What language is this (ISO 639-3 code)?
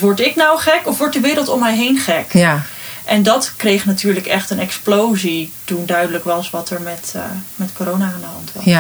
nld